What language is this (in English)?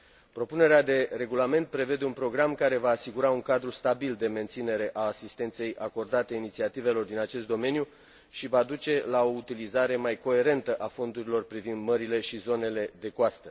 Romanian